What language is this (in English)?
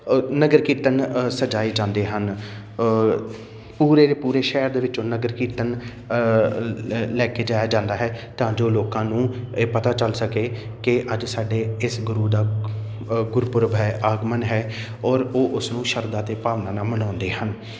Punjabi